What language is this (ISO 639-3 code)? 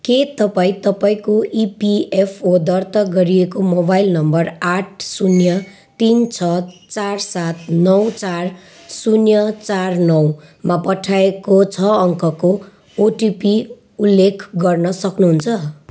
nep